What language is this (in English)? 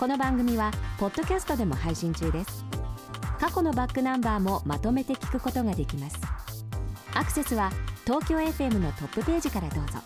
Japanese